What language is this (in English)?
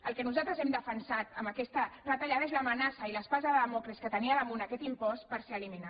Catalan